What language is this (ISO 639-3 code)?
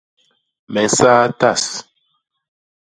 bas